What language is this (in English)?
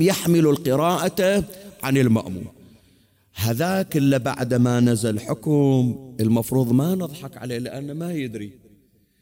Arabic